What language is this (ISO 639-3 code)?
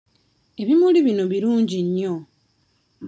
lug